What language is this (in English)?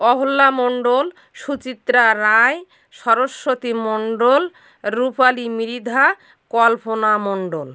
Bangla